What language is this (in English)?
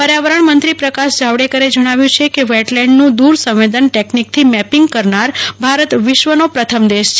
Gujarati